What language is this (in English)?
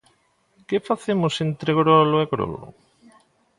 Galician